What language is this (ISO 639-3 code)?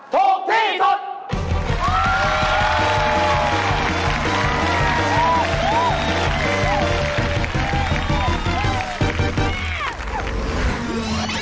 tha